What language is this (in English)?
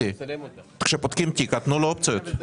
Hebrew